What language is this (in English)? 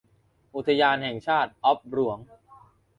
Thai